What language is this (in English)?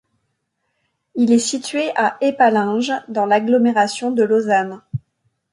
French